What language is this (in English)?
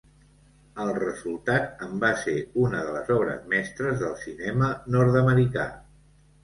Catalan